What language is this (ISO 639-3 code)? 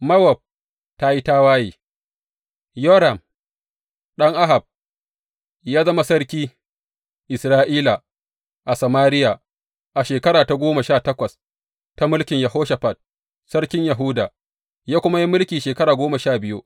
hau